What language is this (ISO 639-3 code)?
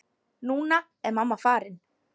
isl